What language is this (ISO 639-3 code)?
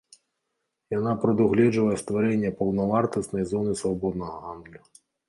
bel